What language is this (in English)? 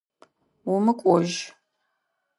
Adyghe